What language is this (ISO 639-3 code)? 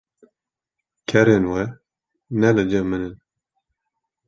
kur